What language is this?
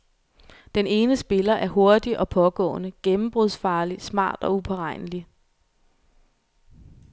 Danish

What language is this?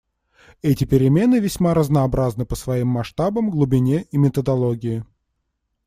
Russian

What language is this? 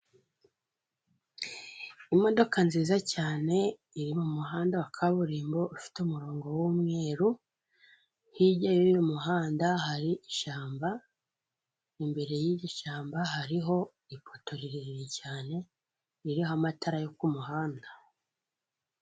Kinyarwanda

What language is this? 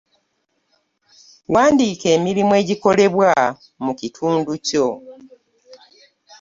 Ganda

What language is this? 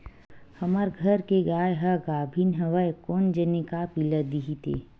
Chhattisgarhi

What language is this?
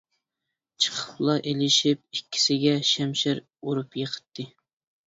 Uyghur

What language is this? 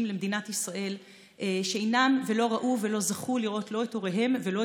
Hebrew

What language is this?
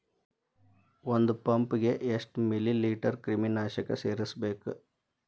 Kannada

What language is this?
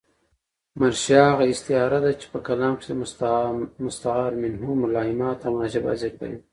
Pashto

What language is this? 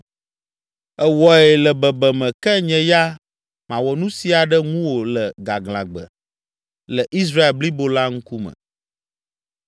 Ewe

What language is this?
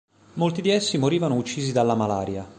Italian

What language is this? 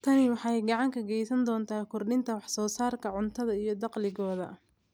Somali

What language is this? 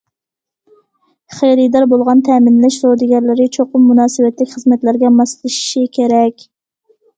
Uyghur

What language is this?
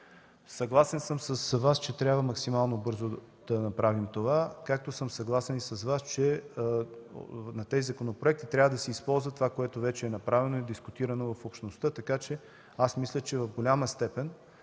Bulgarian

